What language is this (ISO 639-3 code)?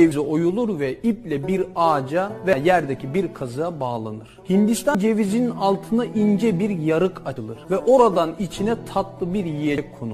tur